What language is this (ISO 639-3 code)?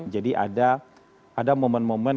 ind